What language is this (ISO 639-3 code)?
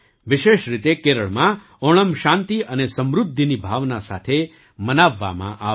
guj